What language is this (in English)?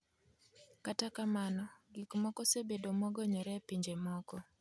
Luo (Kenya and Tanzania)